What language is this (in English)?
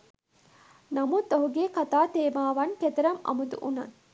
Sinhala